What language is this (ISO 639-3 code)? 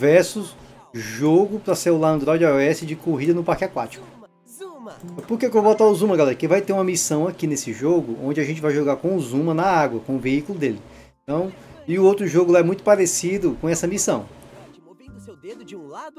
por